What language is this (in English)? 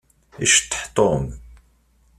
Kabyle